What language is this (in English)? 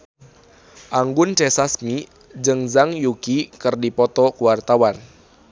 Sundanese